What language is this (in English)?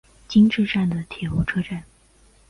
Chinese